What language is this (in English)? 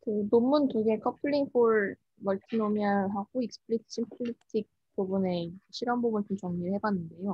Korean